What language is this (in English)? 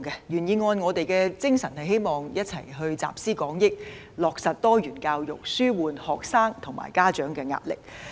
Cantonese